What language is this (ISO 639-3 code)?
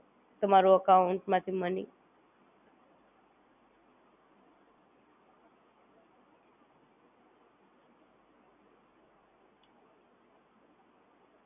guj